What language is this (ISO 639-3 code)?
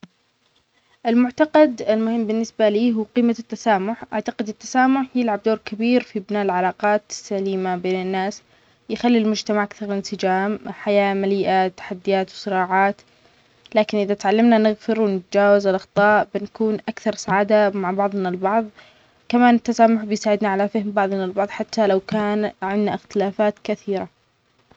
acx